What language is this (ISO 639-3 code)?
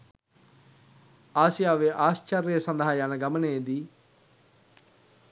sin